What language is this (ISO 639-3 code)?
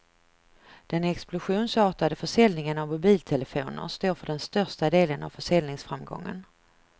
swe